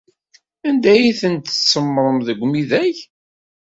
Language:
Kabyle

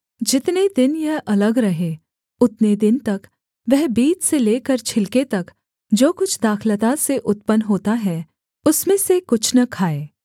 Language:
Hindi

